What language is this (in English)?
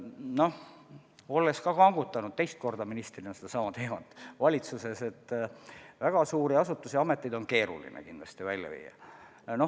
Estonian